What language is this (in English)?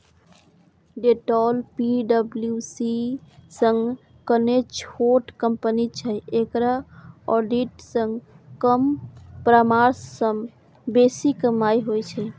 Maithili